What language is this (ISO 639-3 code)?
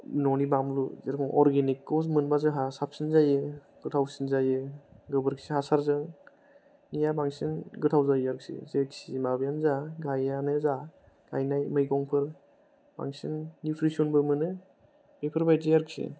brx